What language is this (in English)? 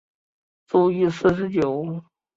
Chinese